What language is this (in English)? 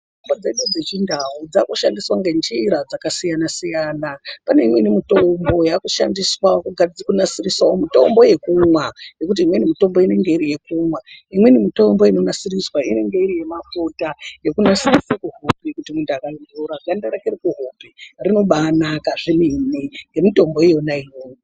Ndau